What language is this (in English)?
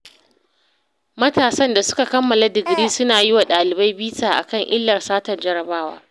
Hausa